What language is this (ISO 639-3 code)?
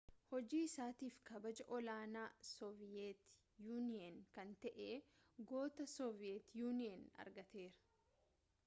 orm